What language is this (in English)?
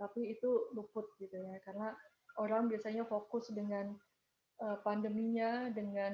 Indonesian